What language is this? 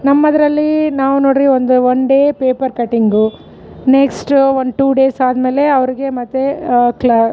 Kannada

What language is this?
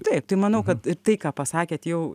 Lithuanian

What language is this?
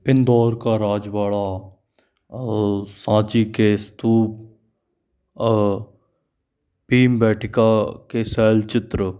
Hindi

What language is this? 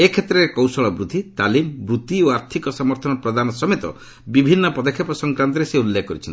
Odia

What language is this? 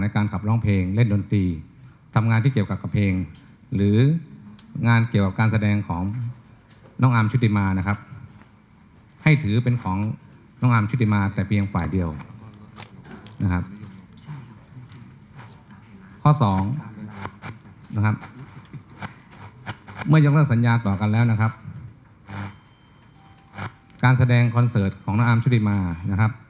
Thai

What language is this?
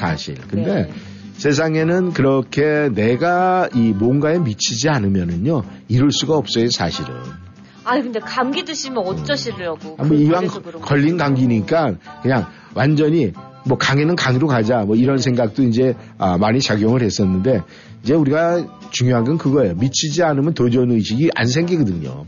Korean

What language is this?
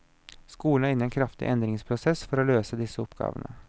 Norwegian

